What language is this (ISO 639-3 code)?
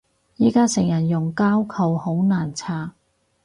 yue